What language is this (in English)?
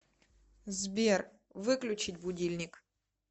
Russian